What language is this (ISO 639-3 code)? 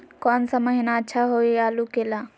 mag